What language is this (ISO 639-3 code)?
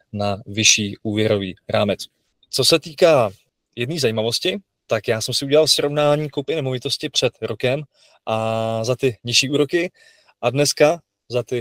ces